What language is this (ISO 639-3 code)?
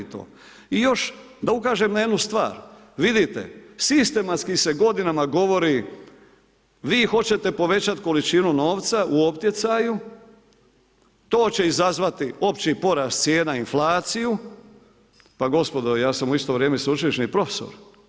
hrv